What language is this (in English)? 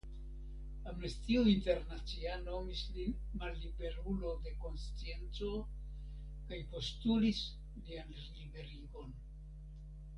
Esperanto